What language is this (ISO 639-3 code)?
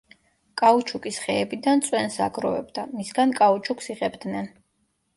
kat